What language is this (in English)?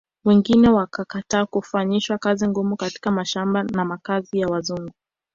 Swahili